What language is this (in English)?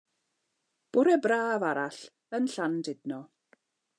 Welsh